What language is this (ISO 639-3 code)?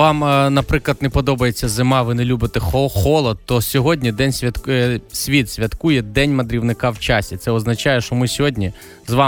ukr